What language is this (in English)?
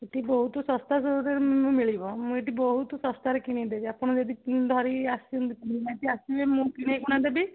Odia